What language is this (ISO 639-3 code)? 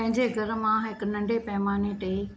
snd